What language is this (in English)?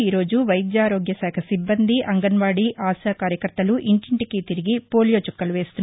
Telugu